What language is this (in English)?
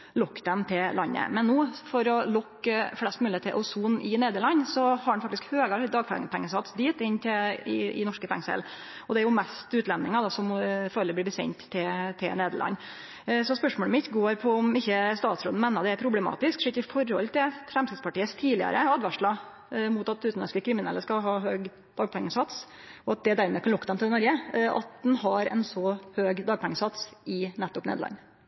Norwegian Nynorsk